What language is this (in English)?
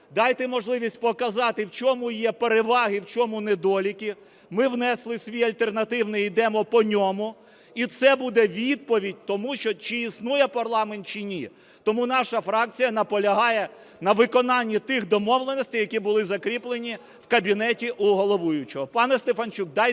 Ukrainian